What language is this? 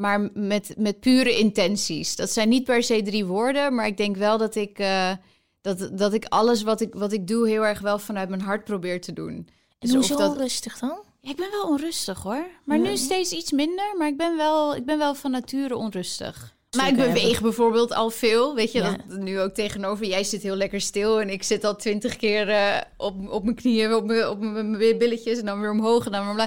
Dutch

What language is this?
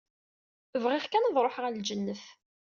Kabyle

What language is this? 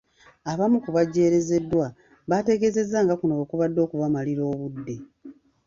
Ganda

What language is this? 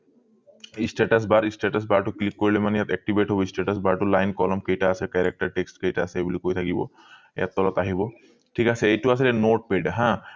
Assamese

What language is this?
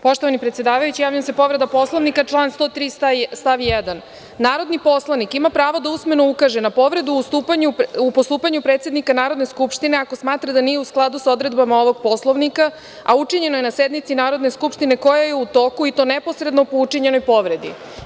Serbian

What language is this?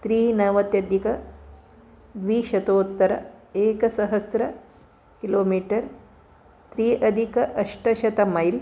Sanskrit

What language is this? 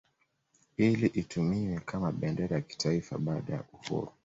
Swahili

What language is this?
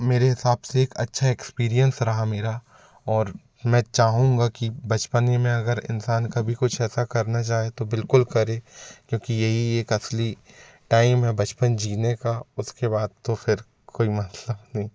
Hindi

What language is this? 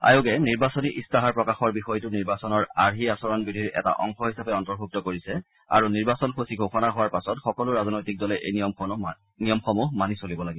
Assamese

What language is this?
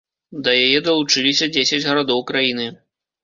Belarusian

